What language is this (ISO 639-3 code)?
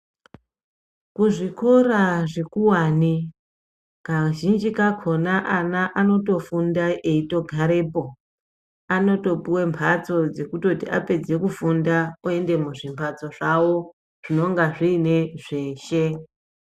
ndc